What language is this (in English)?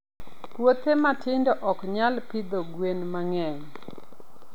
Luo (Kenya and Tanzania)